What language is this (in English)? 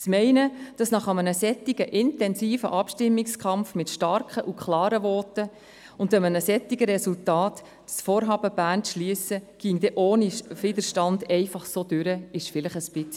Swiss German